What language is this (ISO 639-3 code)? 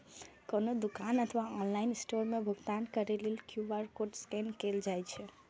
mai